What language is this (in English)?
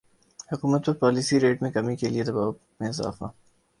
Urdu